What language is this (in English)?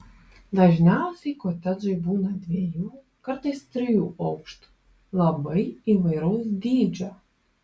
Lithuanian